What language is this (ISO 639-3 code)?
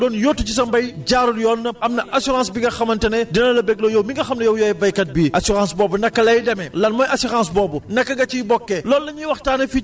wol